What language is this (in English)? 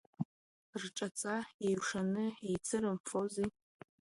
Abkhazian